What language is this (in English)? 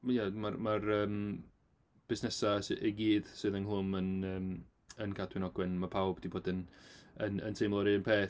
Welsh